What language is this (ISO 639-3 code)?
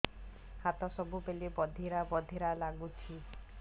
ori